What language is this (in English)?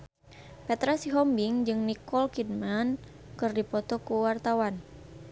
Sundanese